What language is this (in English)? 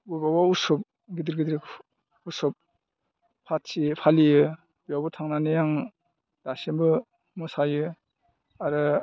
Bodo